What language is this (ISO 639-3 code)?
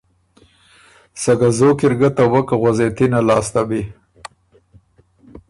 oru